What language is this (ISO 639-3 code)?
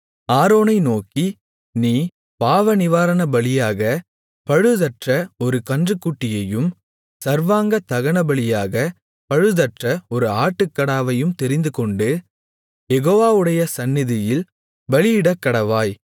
tam